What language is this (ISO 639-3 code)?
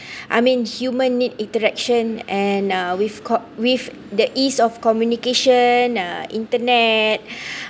eng